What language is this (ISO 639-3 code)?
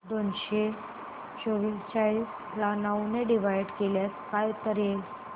mar